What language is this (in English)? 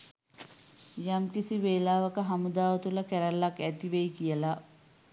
Sinhala